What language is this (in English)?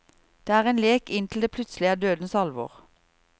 Norwegian